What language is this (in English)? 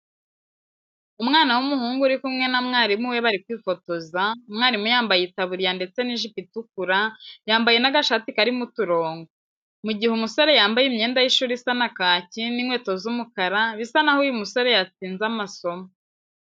Kinyarwanda